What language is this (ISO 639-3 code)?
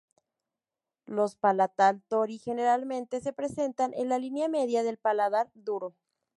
spa